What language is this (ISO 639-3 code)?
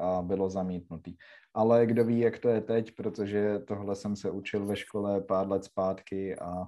ces